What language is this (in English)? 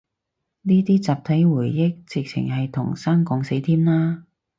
Cantonese